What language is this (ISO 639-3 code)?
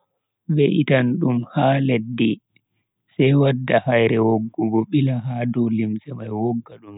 fui